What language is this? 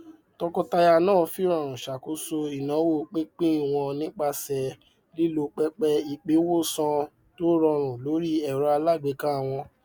Yoruba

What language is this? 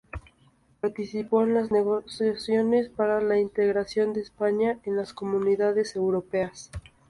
Spanish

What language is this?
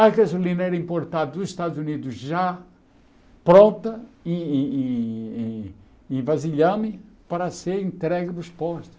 Portuguese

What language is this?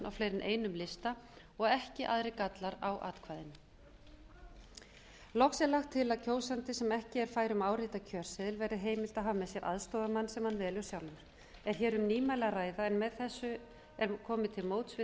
Icelandic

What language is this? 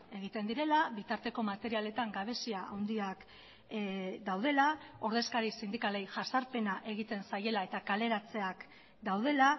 Basque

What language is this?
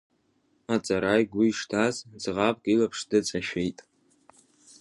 Abkhazian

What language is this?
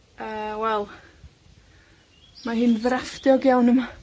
Welsh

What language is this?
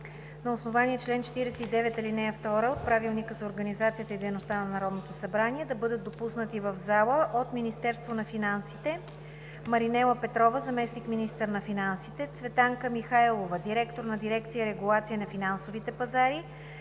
Bulgarian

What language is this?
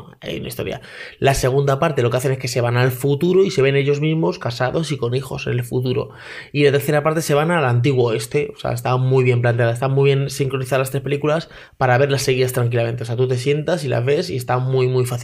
Spanish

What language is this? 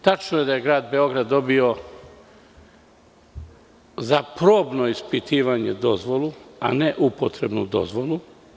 Serbian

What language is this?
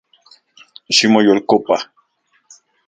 Central Puebla Nahuatl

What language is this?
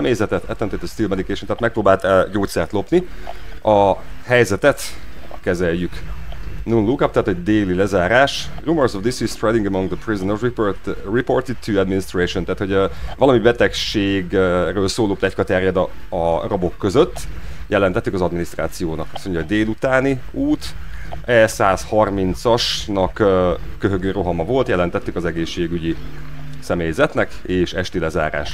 Hungarian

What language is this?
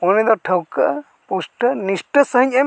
Santali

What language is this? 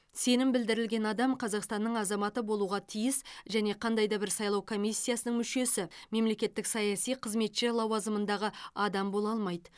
Kazakh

